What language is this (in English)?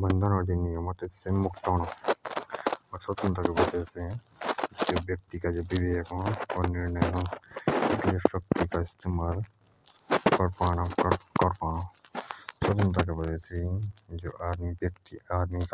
Jaunsari